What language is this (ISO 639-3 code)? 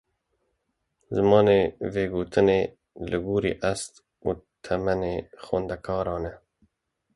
kur